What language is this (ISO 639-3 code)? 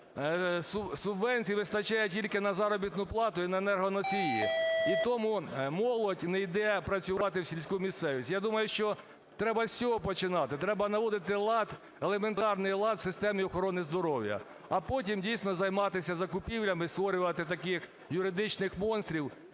ukr